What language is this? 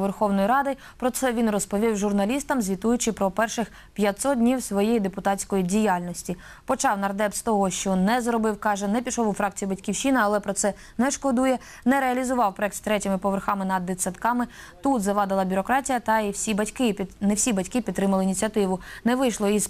Ukrainian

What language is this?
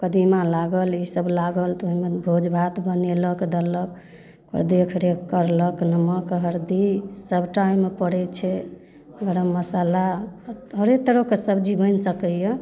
Maithili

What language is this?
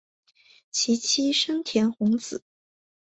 Chinese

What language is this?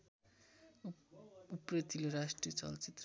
Nepali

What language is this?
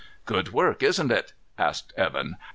English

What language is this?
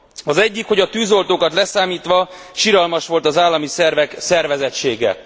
Hungarian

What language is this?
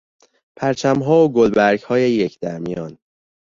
Persian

